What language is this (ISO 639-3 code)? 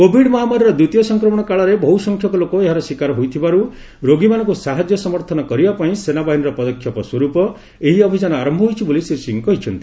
ori